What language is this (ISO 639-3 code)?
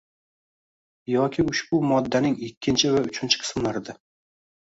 uzb